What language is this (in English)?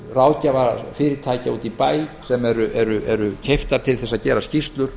Icelandic